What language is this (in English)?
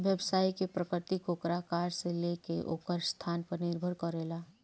Bhojpuri